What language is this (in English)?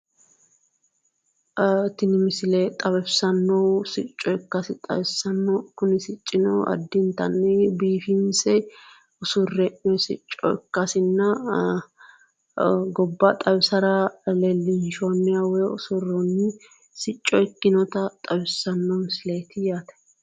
Sidamo